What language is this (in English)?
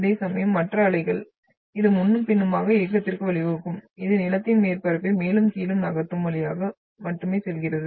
Tamil